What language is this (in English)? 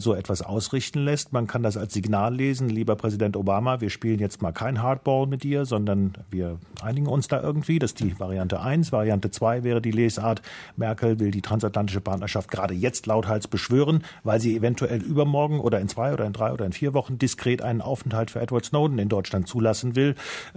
German